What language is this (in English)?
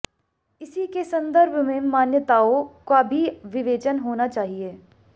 Hindi